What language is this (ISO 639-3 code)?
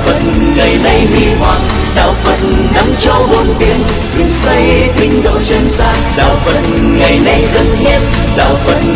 vie